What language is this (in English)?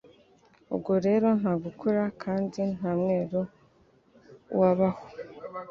Kinyarwanda